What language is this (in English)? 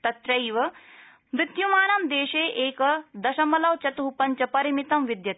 Sanskrit